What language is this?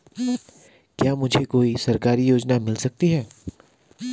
Hindi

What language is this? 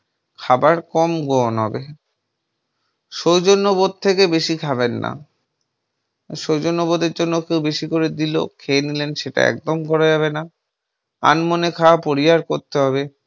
Bangla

